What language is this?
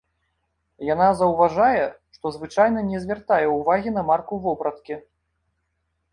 Belarusian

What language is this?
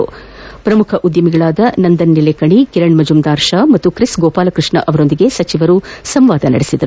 Kannada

